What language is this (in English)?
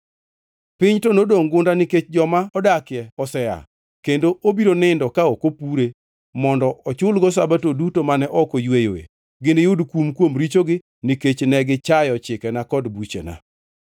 Luo (Kenya and Tanzania)